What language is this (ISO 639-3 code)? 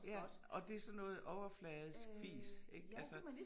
dan